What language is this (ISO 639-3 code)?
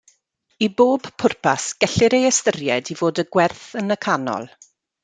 cym